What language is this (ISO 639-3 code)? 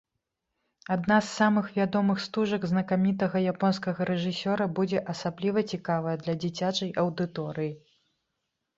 bel